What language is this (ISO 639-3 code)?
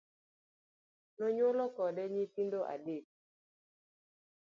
luo